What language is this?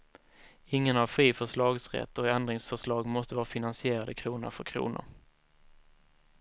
Swedish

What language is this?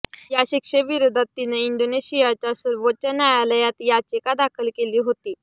Marathi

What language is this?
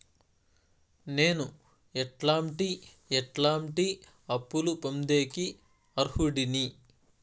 Telugu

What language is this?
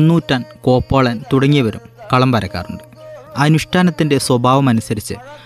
Malayalam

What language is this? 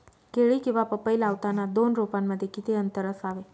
Marathi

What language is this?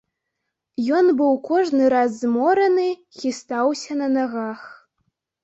Belarusian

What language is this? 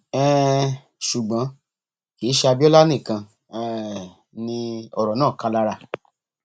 Yoruba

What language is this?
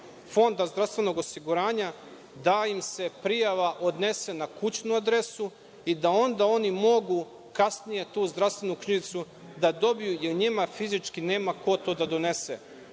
Serbian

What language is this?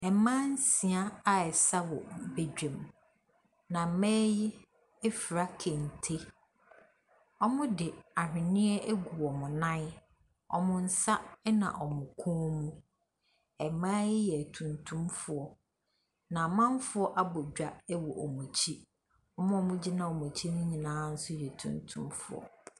Akan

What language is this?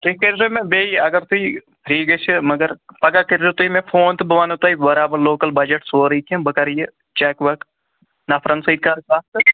Kashmiri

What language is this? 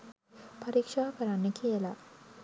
Sinhala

